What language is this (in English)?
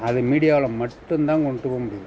Tamil